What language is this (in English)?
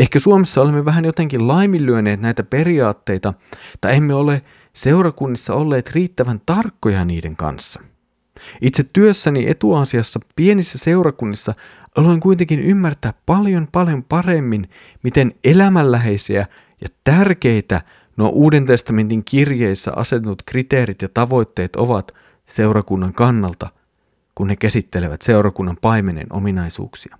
Finnish